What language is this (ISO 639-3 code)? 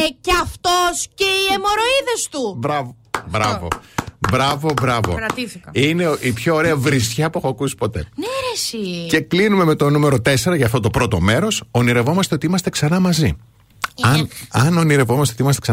ell